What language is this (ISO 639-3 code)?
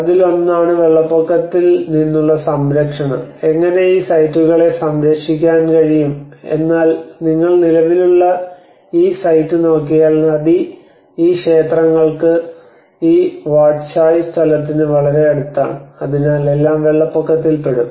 mal